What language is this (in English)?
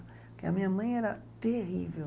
Portuguese